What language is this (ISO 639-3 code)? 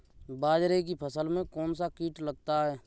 hin